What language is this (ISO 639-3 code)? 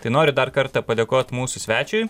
lit